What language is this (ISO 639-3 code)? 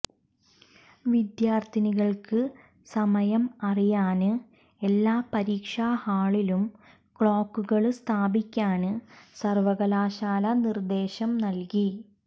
mal